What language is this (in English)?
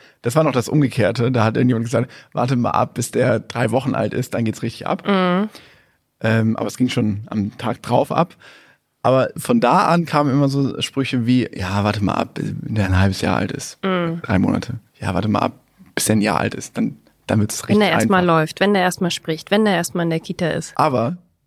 German